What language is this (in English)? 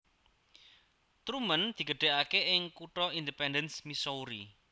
Javanese